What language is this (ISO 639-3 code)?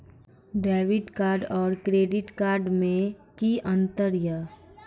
mai